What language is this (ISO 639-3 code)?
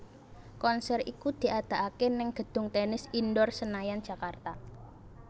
jav